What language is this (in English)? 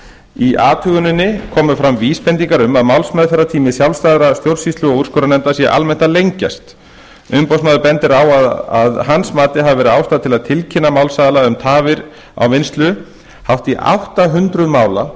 Icelandic